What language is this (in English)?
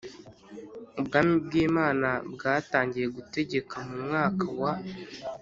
Kinyarwanda